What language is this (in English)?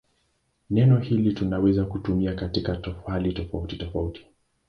Swahili